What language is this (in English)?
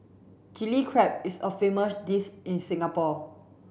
English